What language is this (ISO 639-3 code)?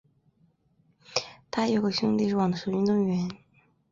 zho